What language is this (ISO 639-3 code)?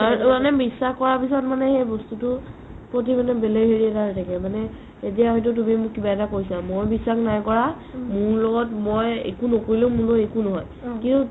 asm